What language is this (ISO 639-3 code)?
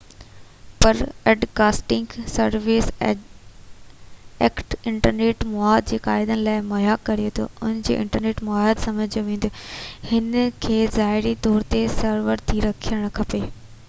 snd